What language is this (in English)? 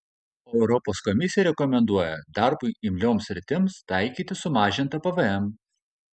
Lithuanian